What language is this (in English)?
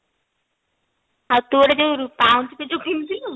Odia